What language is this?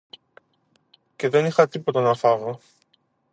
Greek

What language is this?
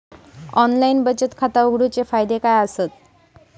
Marathi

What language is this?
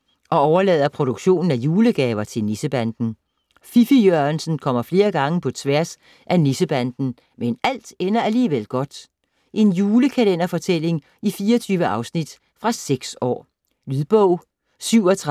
Danish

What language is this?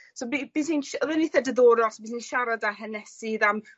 Welsh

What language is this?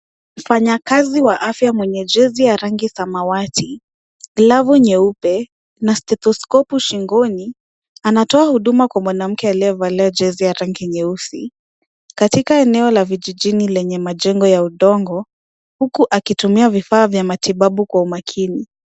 Swahili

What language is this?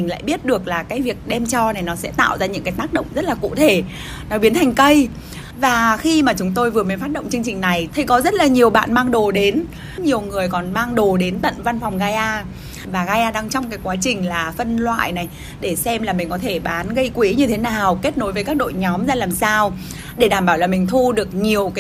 Vietnamese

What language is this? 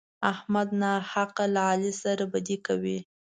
Pashto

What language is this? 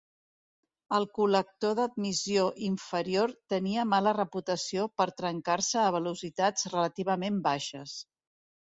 Catalan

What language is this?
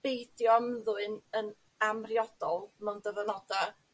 Welsh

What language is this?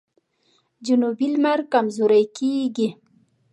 Pashto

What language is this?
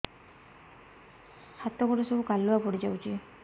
Odia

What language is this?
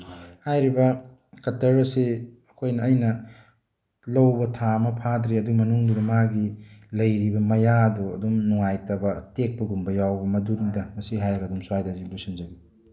Manipuri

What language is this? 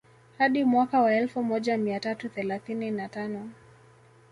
Swahili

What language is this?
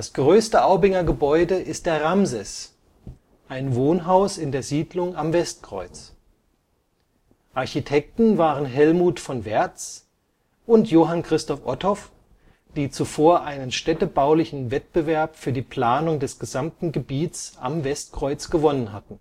German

